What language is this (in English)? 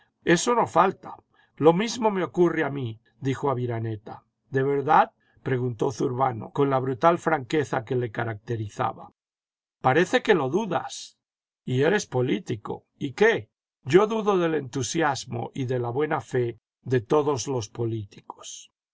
Spanish